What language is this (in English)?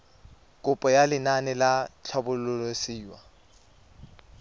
Tswana